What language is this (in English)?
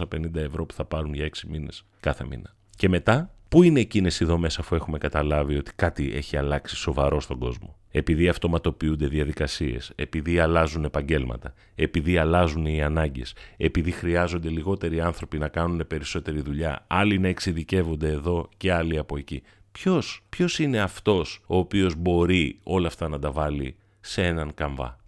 Greek